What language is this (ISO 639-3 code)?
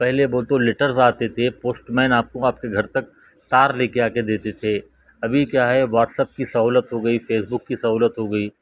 urd